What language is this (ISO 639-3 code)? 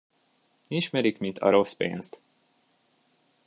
hun